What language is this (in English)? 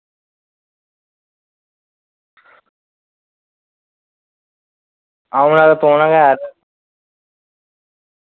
Dogri